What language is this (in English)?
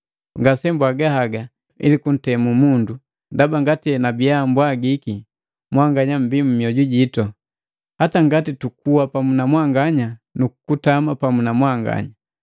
Matengo